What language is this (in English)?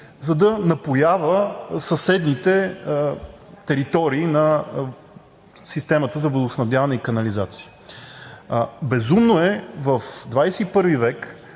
Bulgarian